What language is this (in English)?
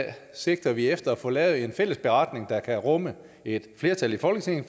Danish